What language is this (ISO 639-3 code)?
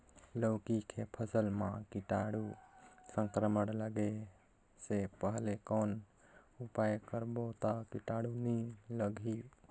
hne